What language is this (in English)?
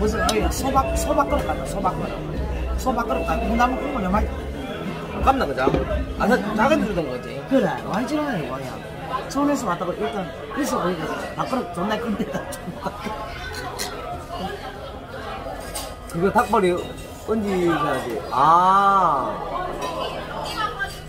Korean